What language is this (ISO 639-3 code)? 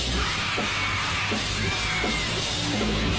tha